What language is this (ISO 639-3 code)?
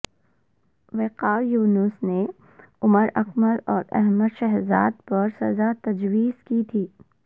urd